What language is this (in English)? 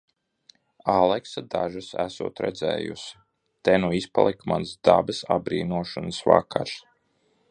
Latvian